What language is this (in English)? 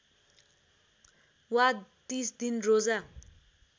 Nepali